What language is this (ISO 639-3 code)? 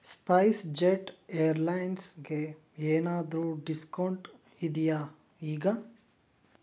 kan